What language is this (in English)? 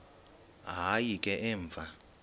Xhosa